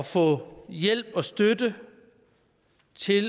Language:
Danish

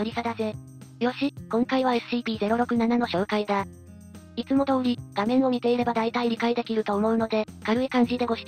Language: Japanese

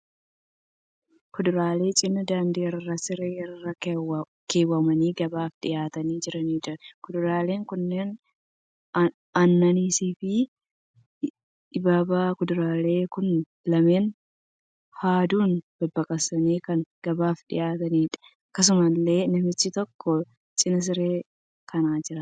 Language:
Oromo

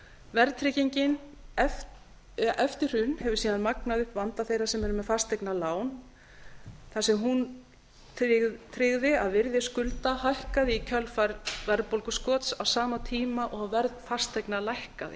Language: Icelandic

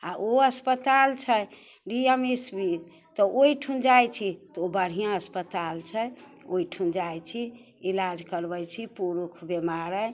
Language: Maithili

